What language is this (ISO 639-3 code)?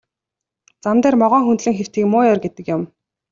mon